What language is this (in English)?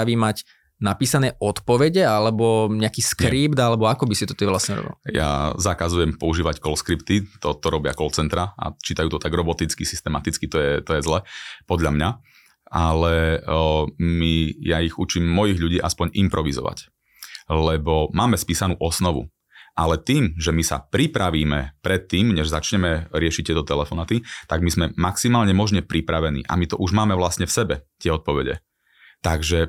Slovak